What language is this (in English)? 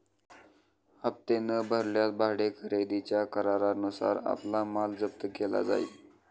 Marathi